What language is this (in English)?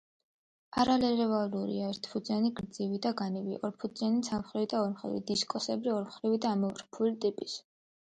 Georgian